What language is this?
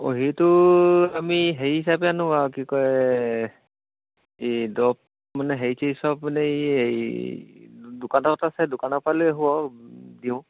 Assamese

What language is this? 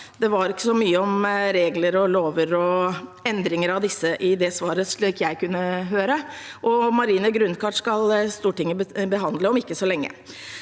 Norwegian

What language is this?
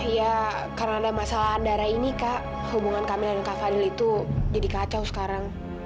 Indonesian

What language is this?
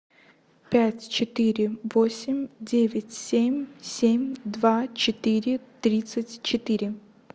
Russian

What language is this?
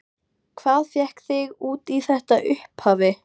Icelandic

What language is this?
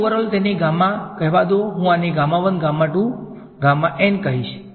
Gujarati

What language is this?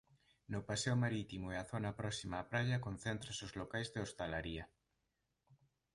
Galician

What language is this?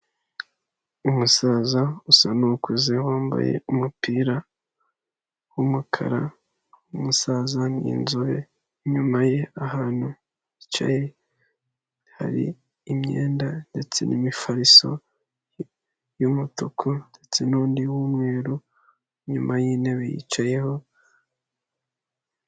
Kinyarwanda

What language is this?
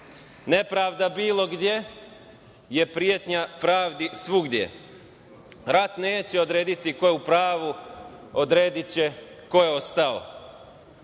Serbian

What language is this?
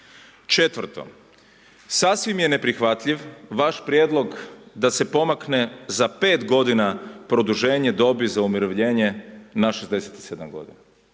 Croatian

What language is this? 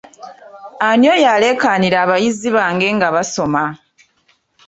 Ganda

